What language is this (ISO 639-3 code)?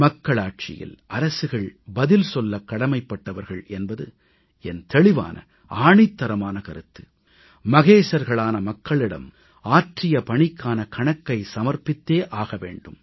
tam